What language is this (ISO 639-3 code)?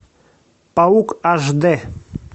rus